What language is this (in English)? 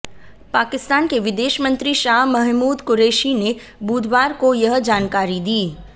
Hindi